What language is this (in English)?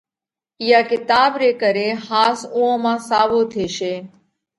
Parkari Koli